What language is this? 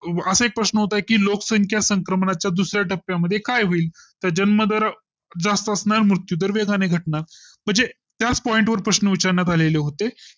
Marathi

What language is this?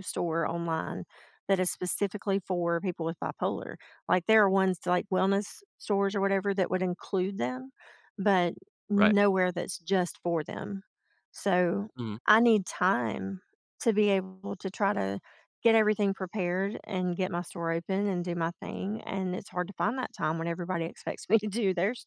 English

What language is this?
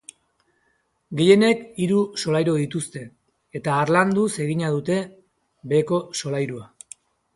Basque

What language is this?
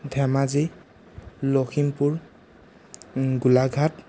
Assamese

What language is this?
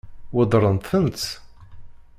Kabyle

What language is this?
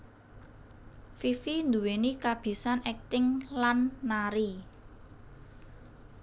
Javanese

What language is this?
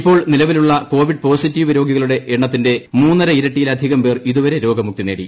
Malayalam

